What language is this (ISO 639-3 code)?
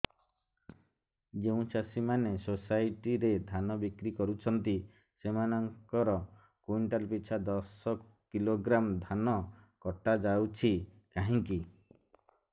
ori